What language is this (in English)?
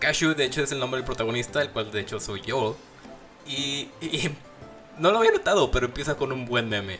Spanish